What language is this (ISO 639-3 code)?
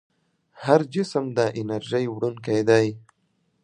pus